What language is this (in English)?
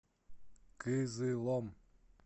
Russian